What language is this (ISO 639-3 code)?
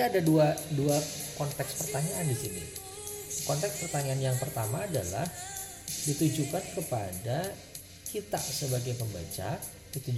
ind